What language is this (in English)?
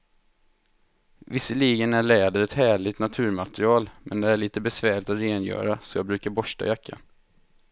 Swedish